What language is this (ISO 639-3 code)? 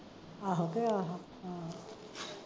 pan